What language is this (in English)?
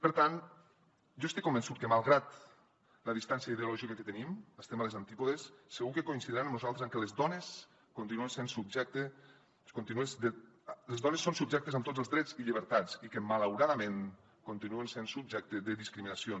Catalan